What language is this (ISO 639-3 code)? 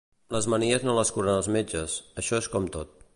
cat